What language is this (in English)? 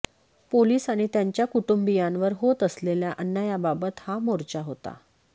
Marathi